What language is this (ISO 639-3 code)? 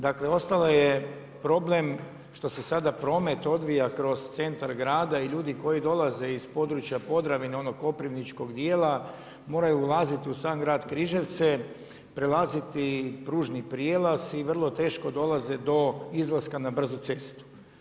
hrv